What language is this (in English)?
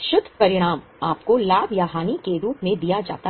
Hindi